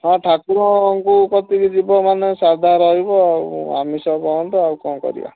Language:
Odia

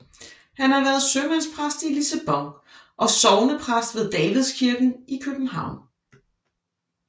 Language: Danish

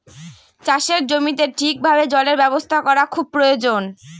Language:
Bangla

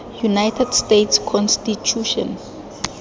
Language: Tswana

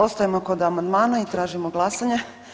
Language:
Croatian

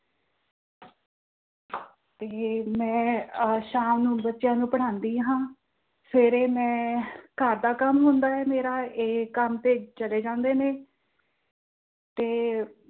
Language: Punjabi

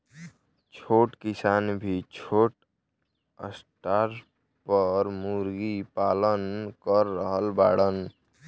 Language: Bhojpuri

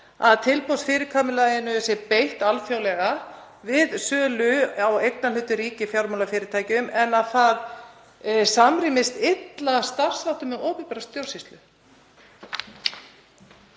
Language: Icelandic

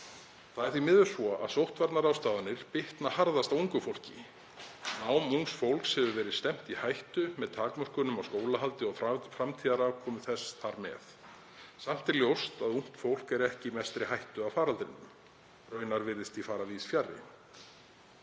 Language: Icelandic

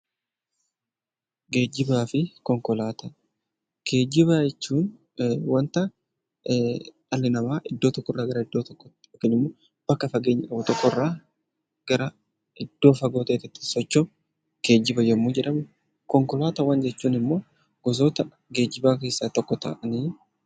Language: Oromo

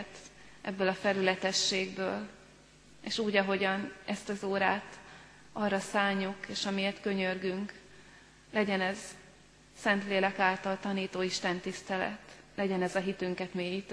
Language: Hungarian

